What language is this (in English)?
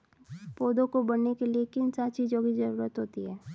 Hindi